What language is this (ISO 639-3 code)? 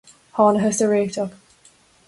gle